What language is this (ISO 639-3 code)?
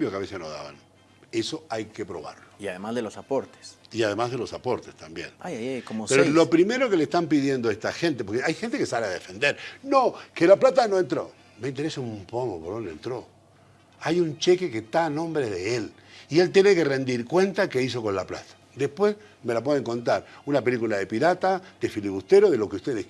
spa